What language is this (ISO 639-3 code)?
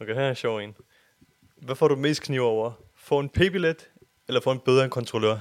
dan